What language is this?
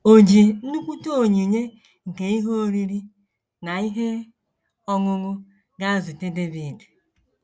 Igbo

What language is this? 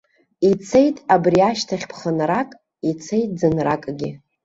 Abkhazian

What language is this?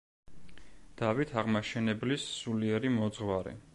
Georgian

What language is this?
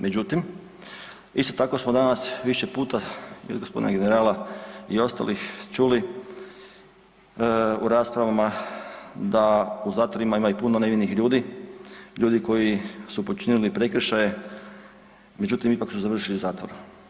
Croatian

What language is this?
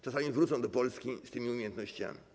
Polish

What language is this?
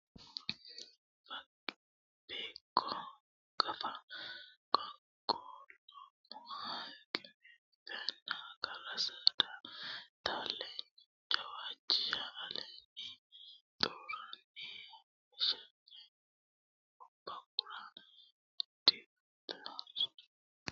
Sidamo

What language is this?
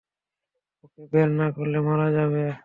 Bangla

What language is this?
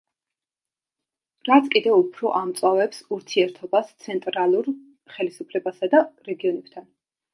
Georgian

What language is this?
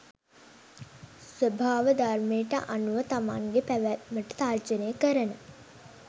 Sinhala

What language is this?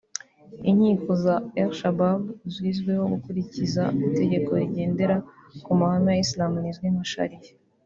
Kinyarwanda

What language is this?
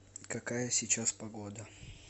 Russian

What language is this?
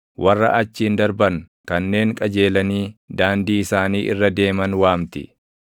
Oromo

